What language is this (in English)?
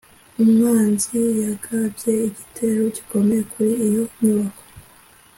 Kinyarwanda